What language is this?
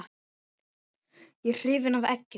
Icelandic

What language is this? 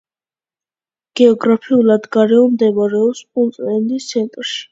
Georgian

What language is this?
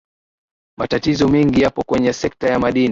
Swahili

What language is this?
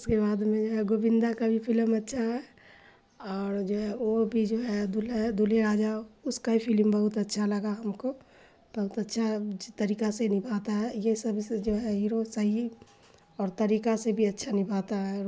Urdu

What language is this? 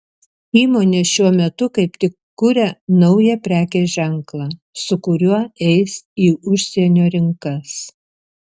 Lithuanian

